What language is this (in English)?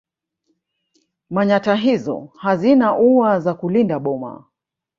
Swahili